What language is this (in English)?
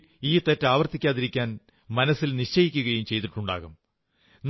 Malayalam